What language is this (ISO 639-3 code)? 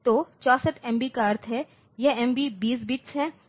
hin